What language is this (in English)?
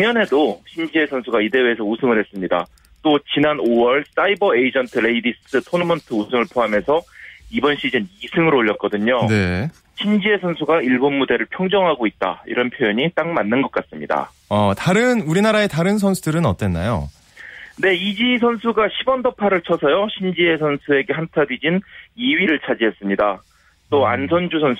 Korean